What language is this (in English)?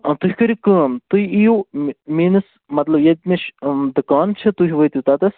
Kashmiri